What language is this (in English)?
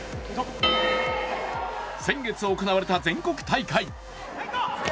Japanese